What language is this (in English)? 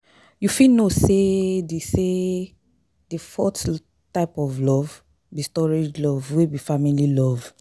Nigerian Pidgin